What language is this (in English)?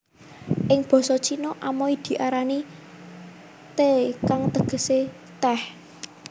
Javanese